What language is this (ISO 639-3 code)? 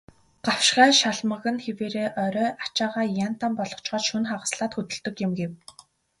mon